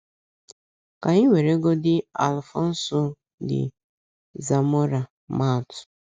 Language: Igbo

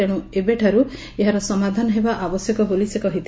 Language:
Odia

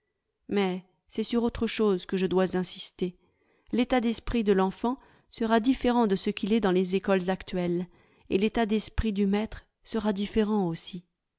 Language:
French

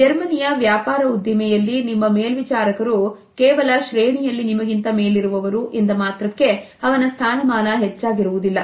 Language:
Kannada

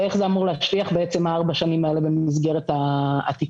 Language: Hebrew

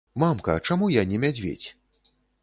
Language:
Belarusian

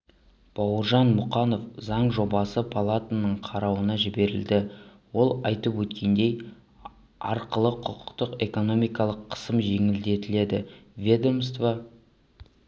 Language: Kazakh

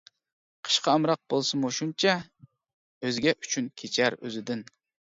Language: Uyghur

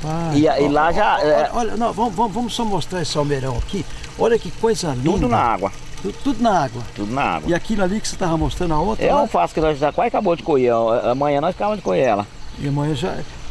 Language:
Portuguese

